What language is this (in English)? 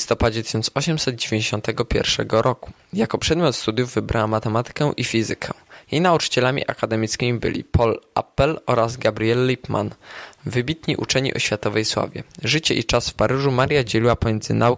Polish